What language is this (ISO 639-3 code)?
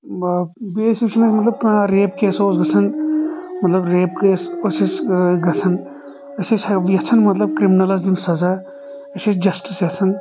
kas